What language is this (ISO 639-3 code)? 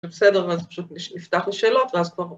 heb